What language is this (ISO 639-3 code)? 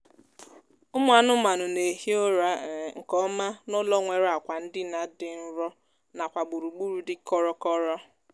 ibo